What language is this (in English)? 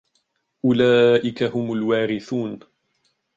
Arabic